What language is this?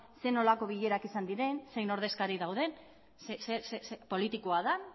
Basque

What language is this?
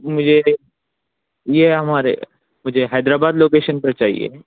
Urdu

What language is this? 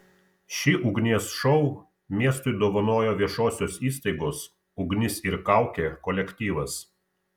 Lithuanian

